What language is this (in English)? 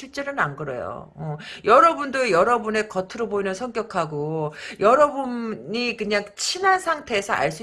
Korean